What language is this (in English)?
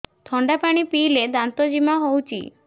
Odia